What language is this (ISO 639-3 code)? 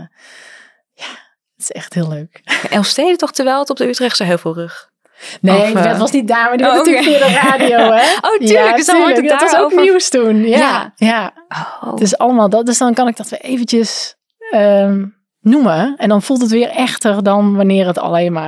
nld